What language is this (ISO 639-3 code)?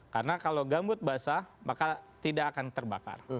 ind